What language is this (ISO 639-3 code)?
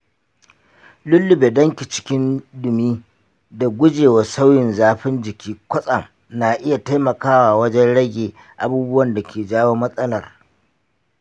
hau